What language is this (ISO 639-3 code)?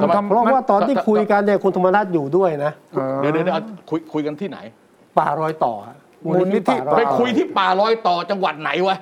tha